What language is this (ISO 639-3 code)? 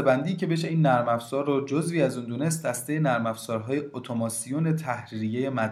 fas